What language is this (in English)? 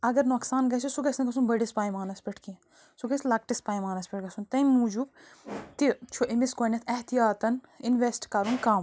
Kashmiri